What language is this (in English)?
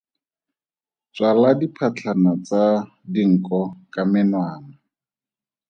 Tswana